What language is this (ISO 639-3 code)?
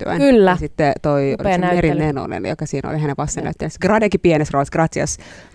fin